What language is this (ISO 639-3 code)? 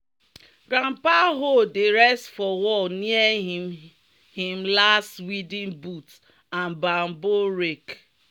pcm